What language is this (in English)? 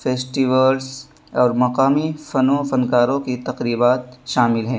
Urdu